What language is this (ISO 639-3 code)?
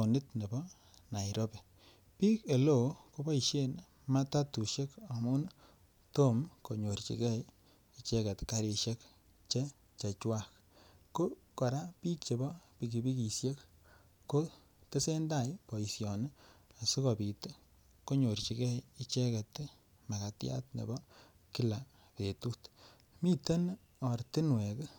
kln